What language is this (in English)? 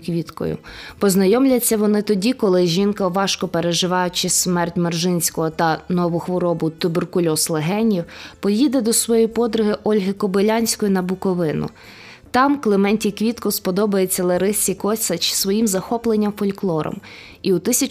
Ukrainian